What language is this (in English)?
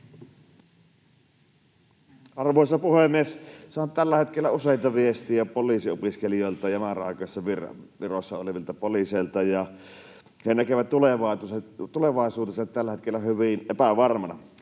Finnish